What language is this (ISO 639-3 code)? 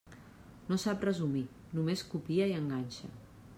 cat